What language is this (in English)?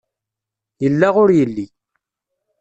Kabyle